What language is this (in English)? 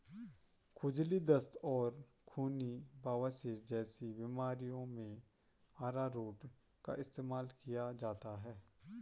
Hindi